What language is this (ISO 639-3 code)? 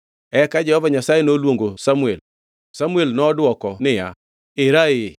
luo